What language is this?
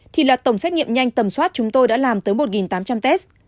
Vietnamese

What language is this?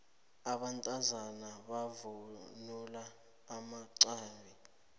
South Ndebele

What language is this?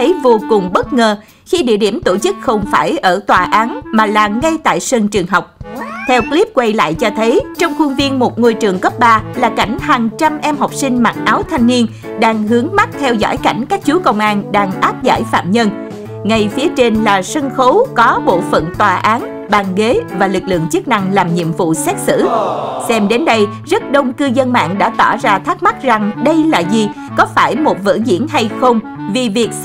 Vietnamese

